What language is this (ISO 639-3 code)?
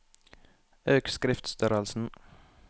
nor